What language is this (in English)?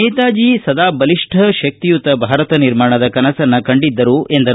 Kannada